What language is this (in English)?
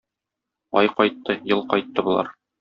Tatar